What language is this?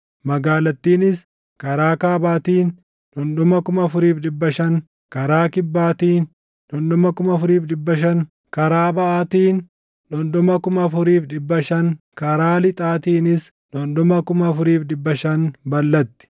Oromo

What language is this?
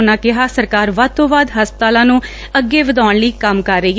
Punjabi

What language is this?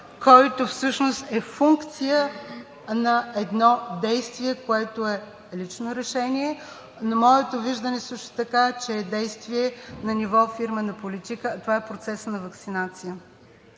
Bulgarian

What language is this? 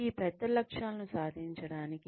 Telugu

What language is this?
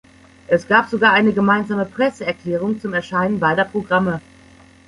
German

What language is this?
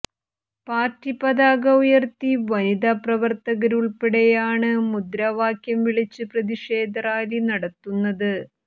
Malayalam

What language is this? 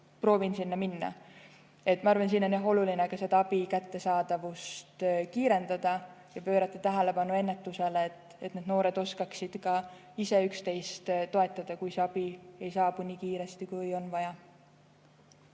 Estonian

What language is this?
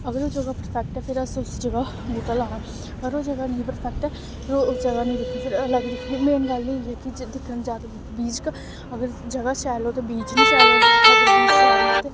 Dogri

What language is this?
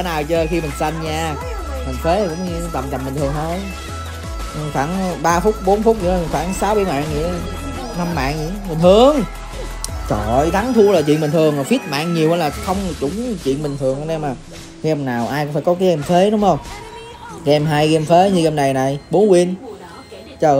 Vietnamese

